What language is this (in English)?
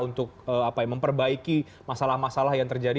Indonesian